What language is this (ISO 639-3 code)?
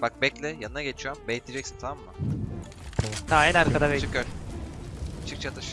tur